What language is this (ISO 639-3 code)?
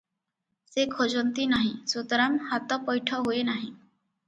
ori